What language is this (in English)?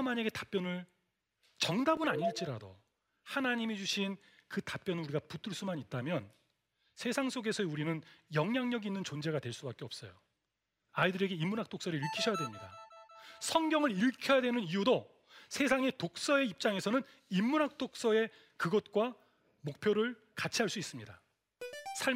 Korean